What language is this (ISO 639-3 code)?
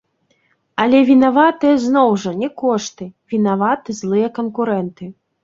bel